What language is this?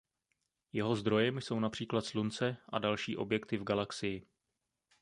Czech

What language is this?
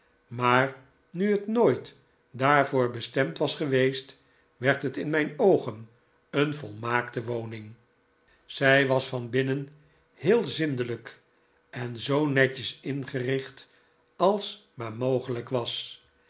Dutch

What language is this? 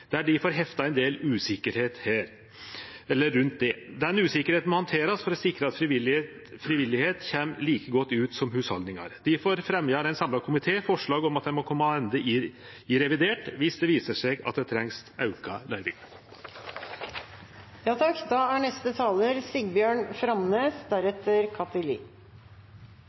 Norwegian Nynorsk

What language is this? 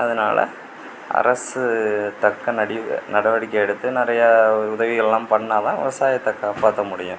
Tamil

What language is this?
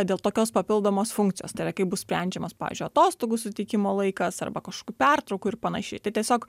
Lithuanian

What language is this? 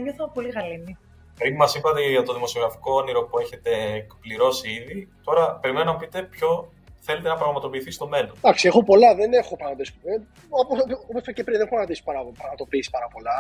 Greek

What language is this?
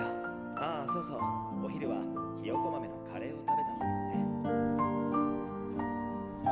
Japanese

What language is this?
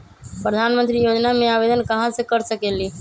Magahi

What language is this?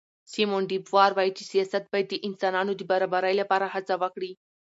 Pashto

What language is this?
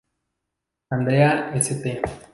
Spanish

